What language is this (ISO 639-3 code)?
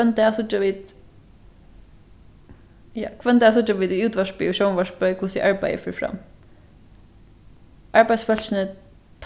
fao